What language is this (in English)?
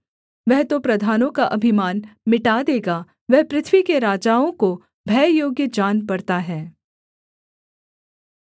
Hindi